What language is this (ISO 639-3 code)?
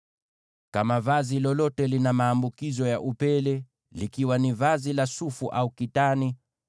swa